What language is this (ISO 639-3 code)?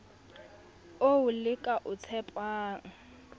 sot